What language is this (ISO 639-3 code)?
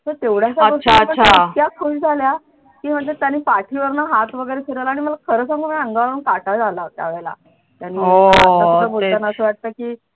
mar